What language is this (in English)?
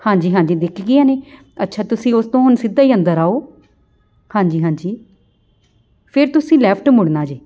Punjabi